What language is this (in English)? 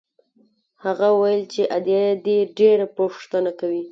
Pashto